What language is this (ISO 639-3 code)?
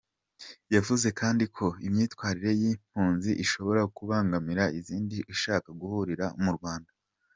kin